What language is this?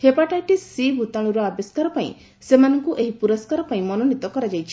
Odia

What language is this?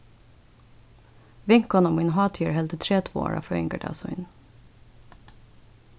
Faroese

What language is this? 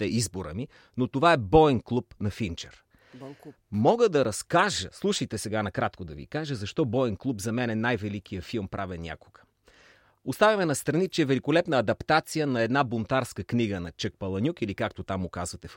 Bulgarian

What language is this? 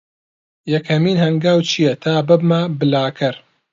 Central Kurdish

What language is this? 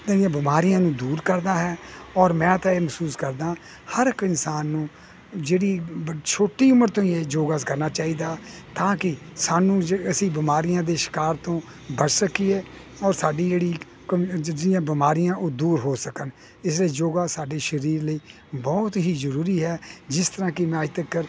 Punjabi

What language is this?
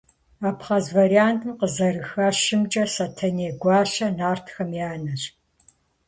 Kabardian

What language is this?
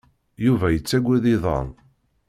Kabyle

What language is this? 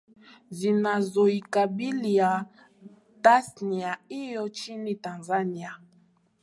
Swahili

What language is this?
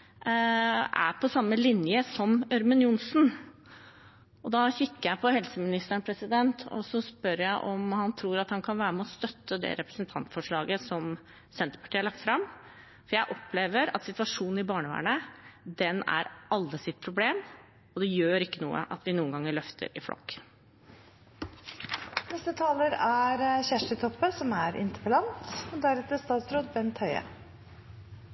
Norwegian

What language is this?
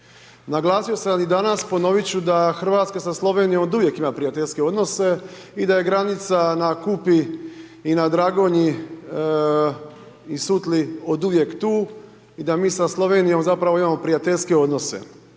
Croatian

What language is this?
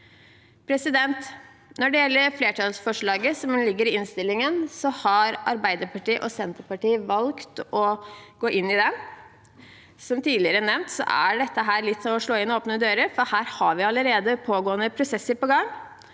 Norwegian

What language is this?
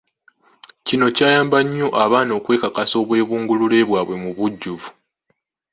Ganda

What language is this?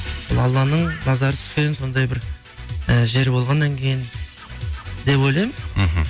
Kazakh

